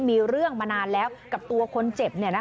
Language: Thai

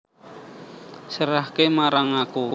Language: Javanese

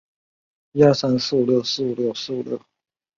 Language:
Chinese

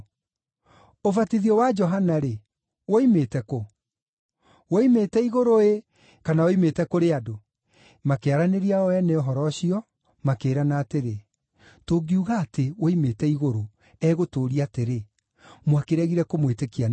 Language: Kikuyu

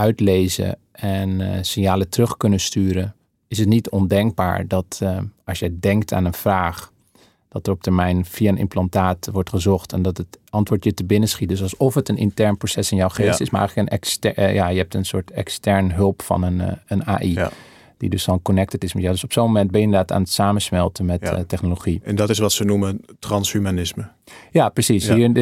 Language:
Dutch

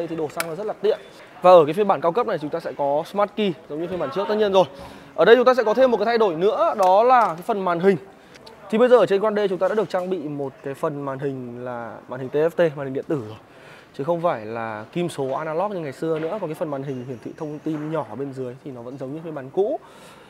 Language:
Vietnamese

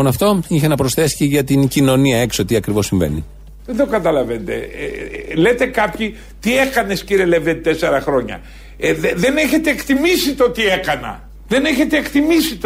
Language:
Greek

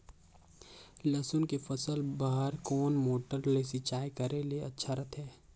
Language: Chhattisgarhi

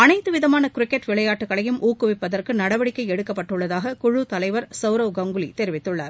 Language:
Tamil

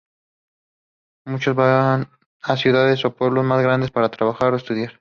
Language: Spanish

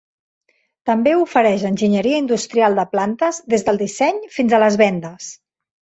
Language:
Catalan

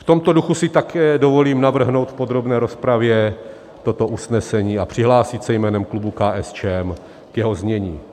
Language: Czech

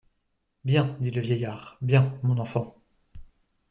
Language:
French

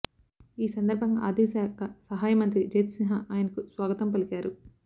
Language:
Telugu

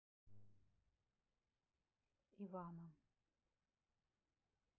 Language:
Russian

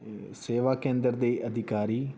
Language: Punjabi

